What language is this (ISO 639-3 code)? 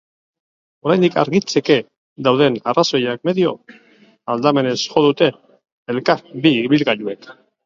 eus